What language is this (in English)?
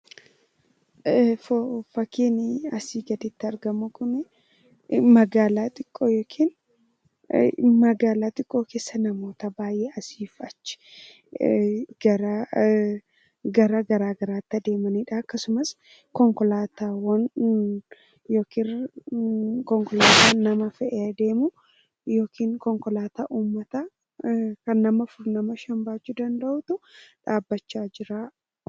Oromo